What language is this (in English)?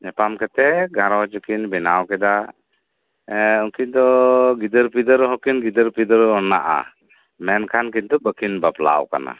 Santali